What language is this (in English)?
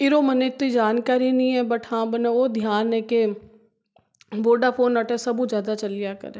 Hindi